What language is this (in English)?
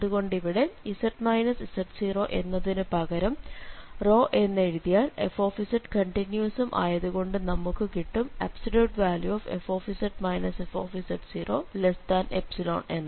Malayalam